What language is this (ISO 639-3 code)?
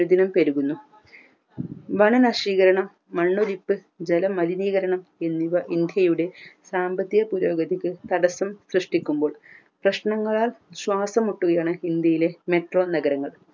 mal